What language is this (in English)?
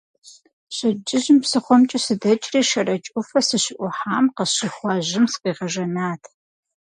Kabardian